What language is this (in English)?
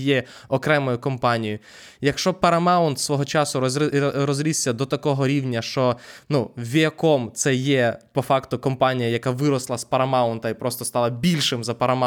Ukrainian